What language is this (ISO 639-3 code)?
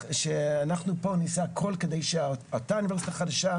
heb